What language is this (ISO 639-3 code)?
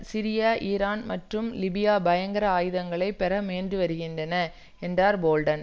tam